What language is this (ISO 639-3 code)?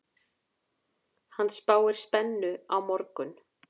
isl